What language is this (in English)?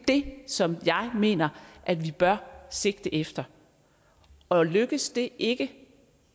Danish